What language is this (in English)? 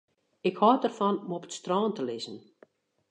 Western Frisian